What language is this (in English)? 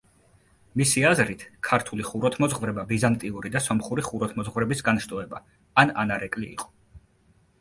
Georgian